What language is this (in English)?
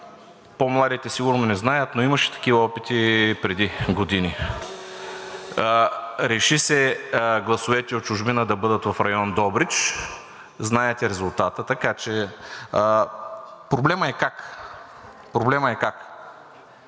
Bulgarian